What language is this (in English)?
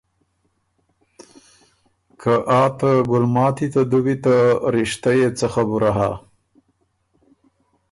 Ormuri